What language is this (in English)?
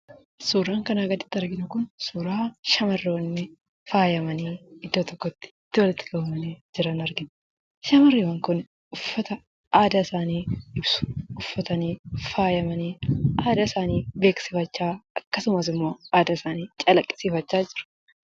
Oromo